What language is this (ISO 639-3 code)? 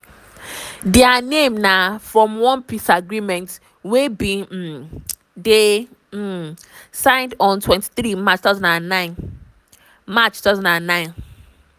pcm